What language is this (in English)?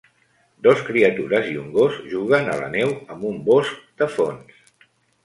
Catalan